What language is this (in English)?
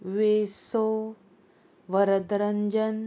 Konkani